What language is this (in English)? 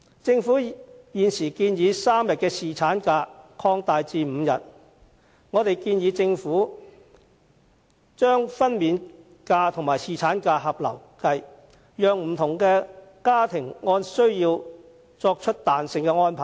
Cantonese